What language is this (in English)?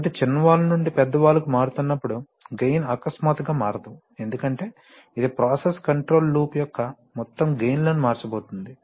Telugu